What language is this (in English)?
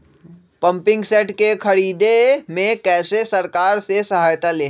Magahi